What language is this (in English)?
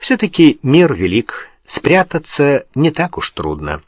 Russian